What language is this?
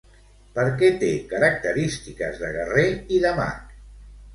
Catalan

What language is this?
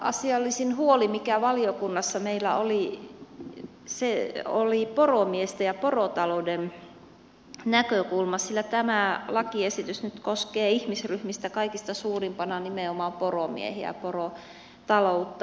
Finnish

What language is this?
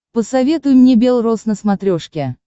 Russian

